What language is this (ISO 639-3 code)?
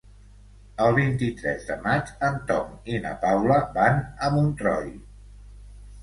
cat